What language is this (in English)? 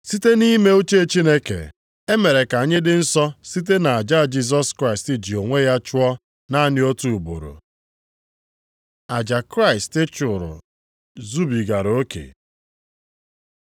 Igbo